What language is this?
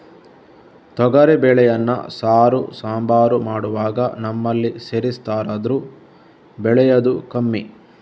Kannada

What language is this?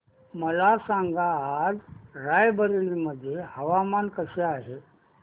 Marathi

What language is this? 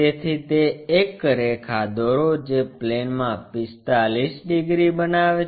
Gujarati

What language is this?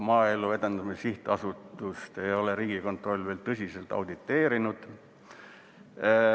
Estonian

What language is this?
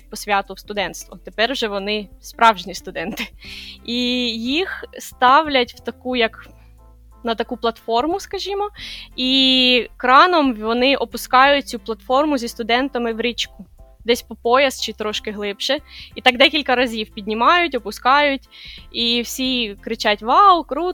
Ukrainian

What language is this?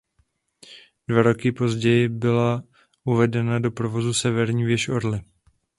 Czech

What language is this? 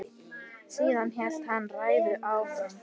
Icelandic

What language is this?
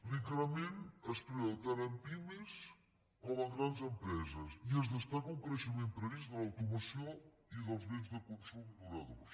Catalan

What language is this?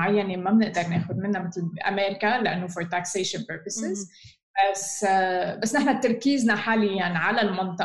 Arabic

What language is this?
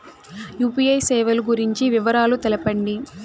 Telugu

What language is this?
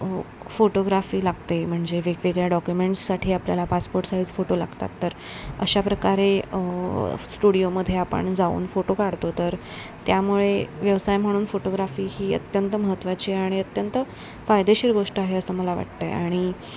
Marathi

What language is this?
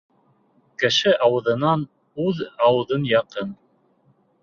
Bashkir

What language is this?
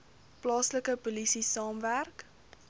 Afrikaans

